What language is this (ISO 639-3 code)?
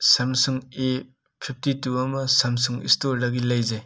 mni